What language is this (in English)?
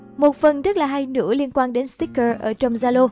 Vietnamese